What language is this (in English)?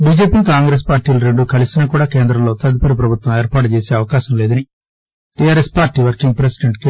Telugu